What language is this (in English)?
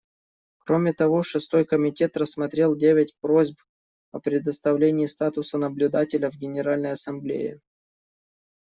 Russian